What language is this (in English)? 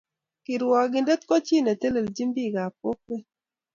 Kalenjin